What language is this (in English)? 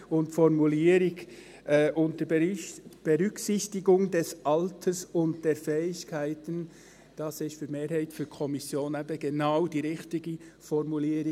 Swiss German